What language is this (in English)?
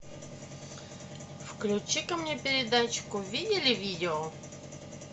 Russian